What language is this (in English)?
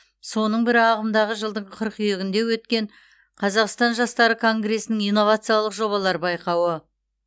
Kazakh